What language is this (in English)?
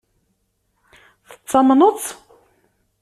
Kabyle